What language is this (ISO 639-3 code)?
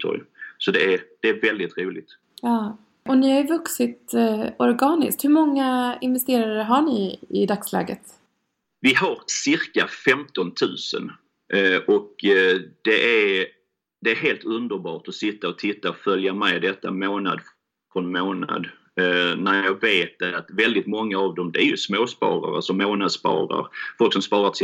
swe